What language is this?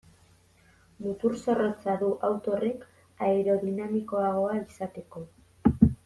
Basque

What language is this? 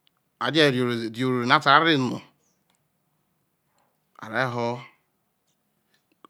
Isoko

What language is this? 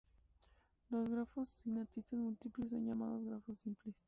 Spanish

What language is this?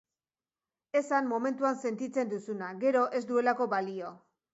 Basque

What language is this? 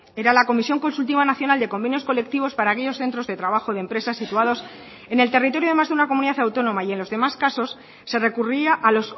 Spanish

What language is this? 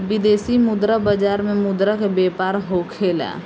Bhojpuri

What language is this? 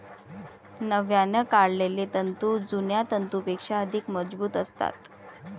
Marathi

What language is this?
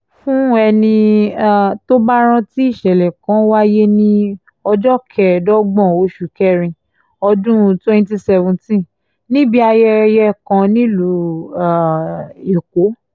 Yoruba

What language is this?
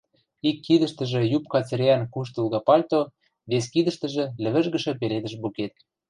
Western Mari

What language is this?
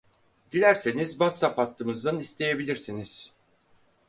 Turkish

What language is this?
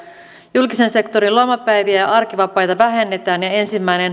Finnish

